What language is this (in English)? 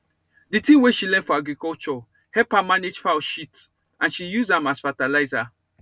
Nigerian Pidgin